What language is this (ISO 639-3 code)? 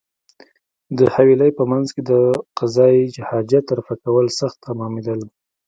pus